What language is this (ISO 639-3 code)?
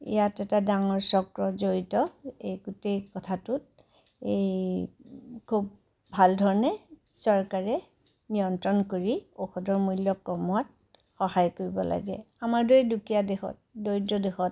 asm